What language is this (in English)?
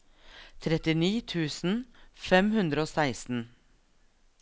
Norwegian